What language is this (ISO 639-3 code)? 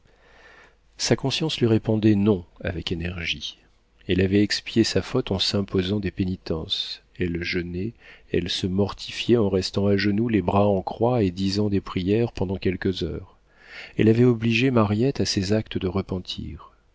fra